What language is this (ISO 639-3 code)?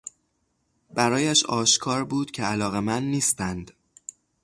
fas